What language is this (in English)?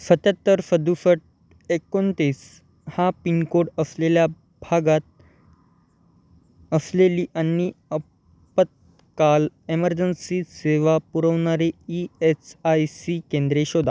Marathi